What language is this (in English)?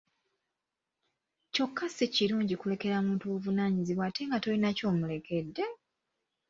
Ganda